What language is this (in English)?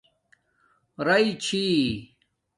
Domaaki